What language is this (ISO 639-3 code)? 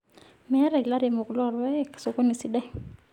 mas